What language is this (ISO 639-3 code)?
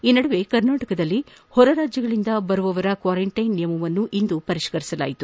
kan